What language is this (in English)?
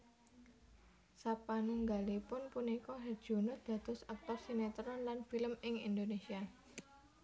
Javanese